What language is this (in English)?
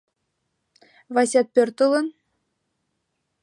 Mari